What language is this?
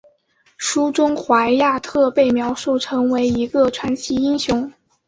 Chinese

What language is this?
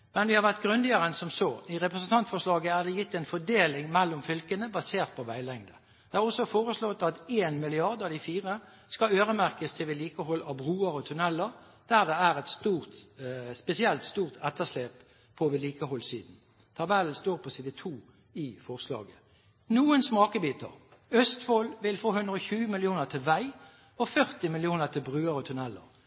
Norwegian Bokmål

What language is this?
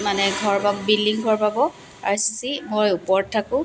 Assamese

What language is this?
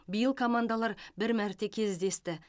Kazakh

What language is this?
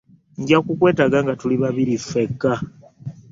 Ganda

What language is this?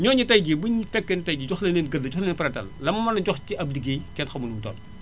Wolof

